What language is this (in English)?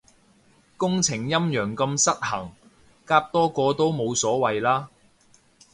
Cantonese